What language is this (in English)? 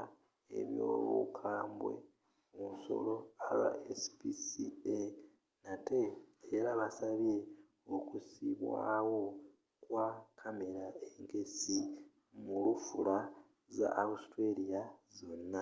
Ganda